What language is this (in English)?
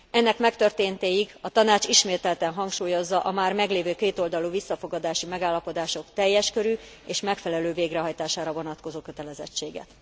Hungarian